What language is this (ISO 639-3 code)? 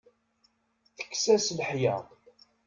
kab